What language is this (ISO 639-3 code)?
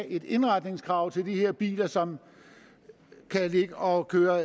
dan